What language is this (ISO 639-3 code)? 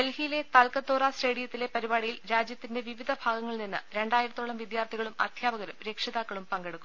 mal